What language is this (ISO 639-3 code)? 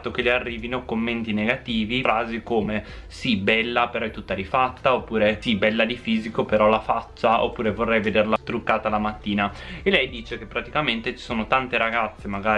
ita